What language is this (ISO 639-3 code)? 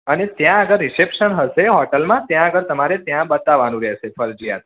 guj